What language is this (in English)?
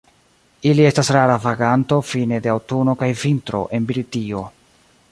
Esperanto